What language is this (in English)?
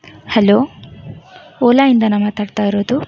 Kannada